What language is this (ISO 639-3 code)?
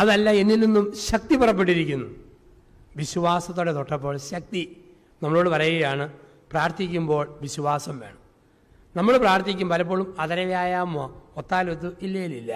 mal